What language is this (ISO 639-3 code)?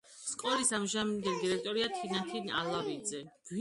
kat